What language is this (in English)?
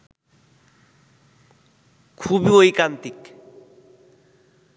Bangla